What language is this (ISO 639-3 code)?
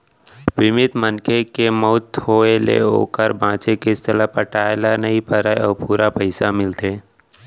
hne